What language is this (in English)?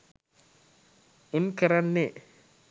Sinhala